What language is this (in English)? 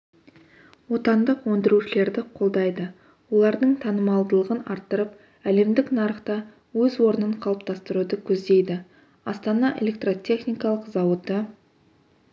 Kazakh